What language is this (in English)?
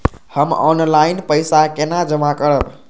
Maithili